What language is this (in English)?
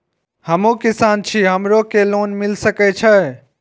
Maithili